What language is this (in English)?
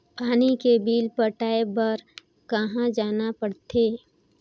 Chhattisgarhi